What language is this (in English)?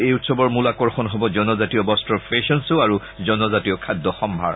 Assamese